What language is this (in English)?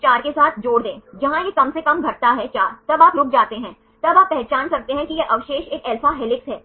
Hindi